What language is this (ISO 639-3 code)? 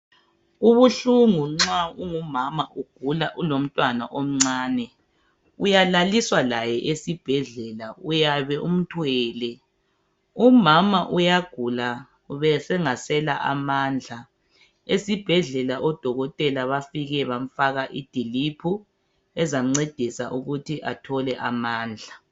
nde